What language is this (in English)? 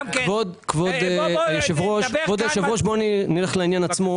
Hebrew